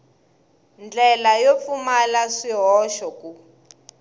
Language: Tsonga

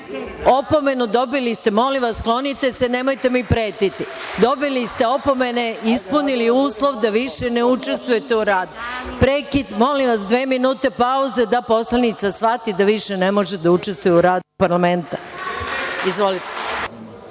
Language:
Serbian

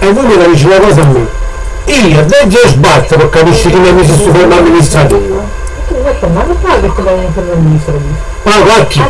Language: Italian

